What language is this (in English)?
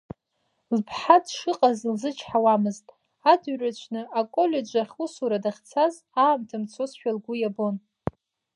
Abkhazian